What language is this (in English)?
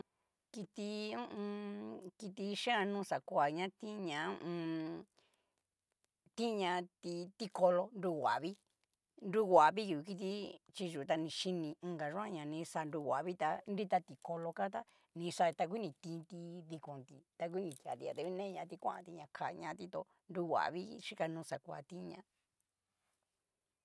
Cacaloxtepec Mixtec